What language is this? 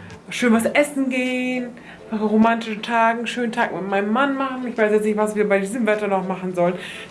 German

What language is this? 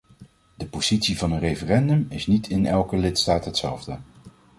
Dutch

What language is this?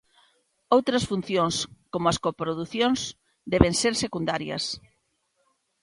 Galician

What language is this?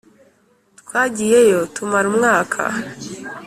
Kinyarwanda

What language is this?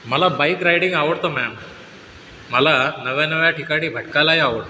Marathi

